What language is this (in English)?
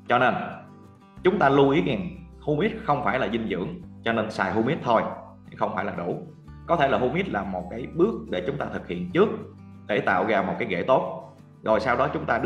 Vietnamese